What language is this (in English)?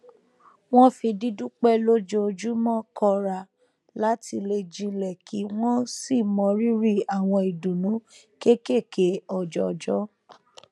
Yoruba